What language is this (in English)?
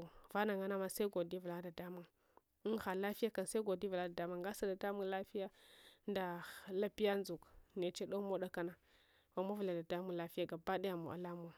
Hwana